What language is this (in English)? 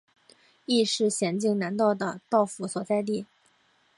Chinese